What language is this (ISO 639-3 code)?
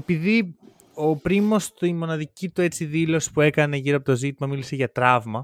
ell